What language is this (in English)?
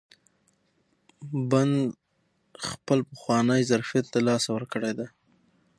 Pashto